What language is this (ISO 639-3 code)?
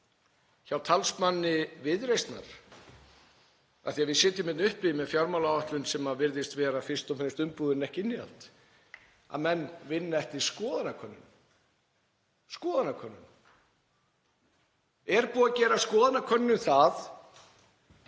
isl